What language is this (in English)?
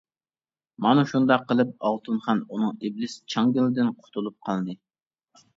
Uyghur